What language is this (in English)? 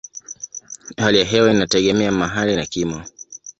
Swahili